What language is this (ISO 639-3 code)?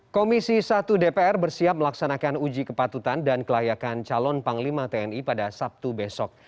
ind